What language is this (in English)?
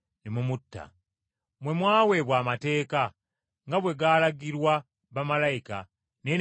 Ganda